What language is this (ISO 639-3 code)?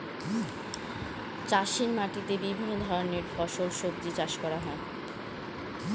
ben